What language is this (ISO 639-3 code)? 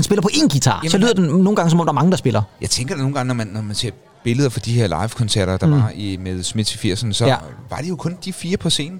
dan